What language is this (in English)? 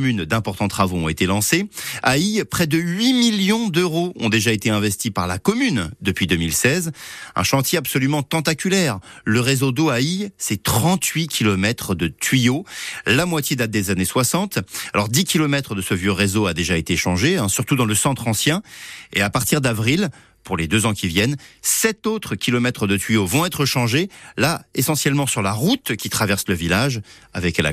French